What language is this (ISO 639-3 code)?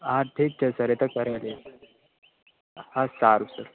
guj